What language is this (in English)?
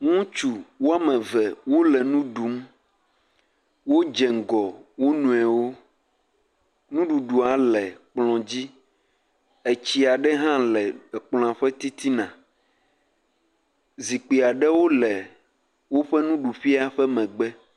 Ewe